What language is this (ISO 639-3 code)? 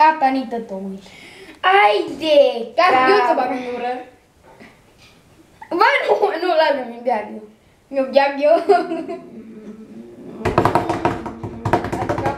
ron